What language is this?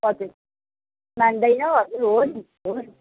Nepali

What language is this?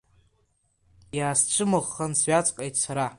Abkhazian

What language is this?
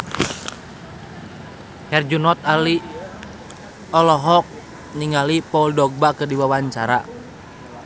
Sundanese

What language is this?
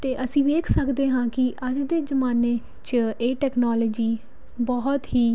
Punjabi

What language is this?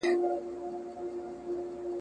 Pashto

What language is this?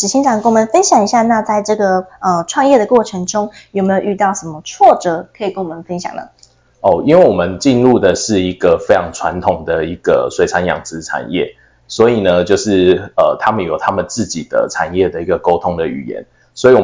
Chinese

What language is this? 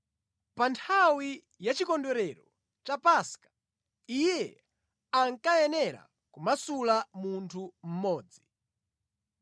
Nyanja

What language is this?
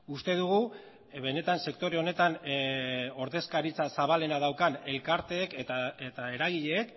Basque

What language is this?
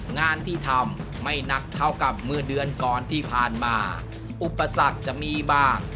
Thai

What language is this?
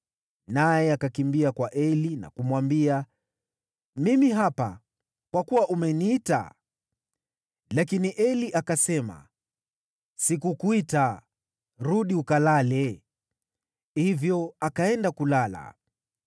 Swahili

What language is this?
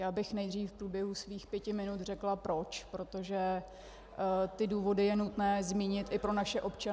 Czech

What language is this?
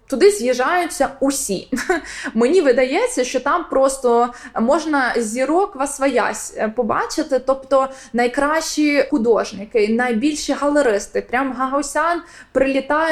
Ukrainian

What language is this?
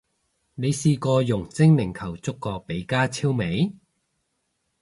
Cantonese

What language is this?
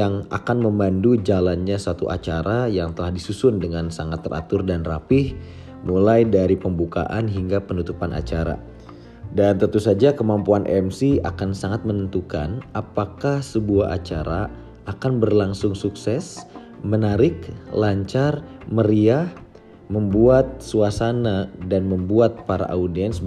Indonesian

